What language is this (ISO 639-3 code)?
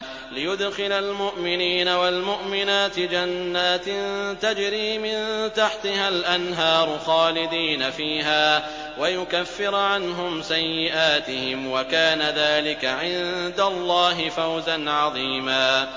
ara